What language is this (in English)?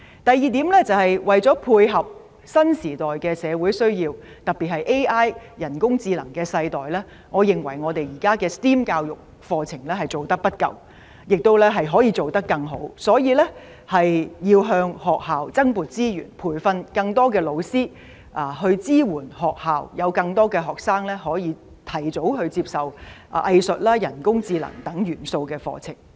Cantonese